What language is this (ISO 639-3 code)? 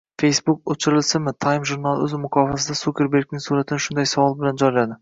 uzb